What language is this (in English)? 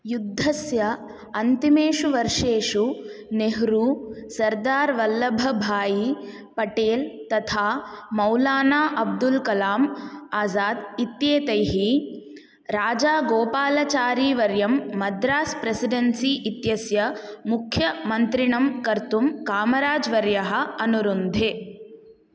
Sanskrit